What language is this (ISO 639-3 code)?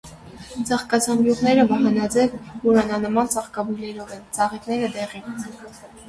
hye